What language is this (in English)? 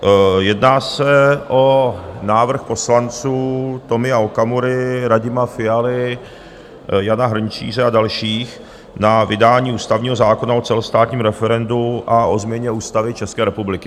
Czech